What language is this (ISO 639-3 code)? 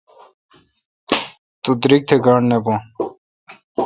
xka